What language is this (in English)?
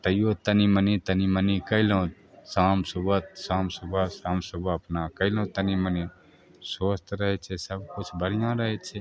Maithili